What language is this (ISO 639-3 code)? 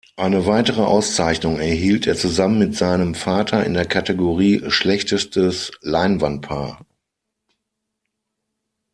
deu